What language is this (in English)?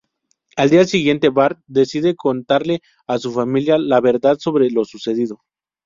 Spanish